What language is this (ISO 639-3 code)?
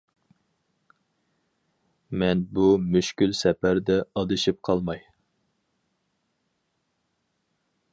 uig